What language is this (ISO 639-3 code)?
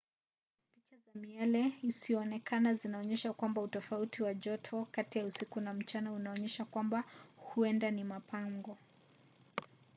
swa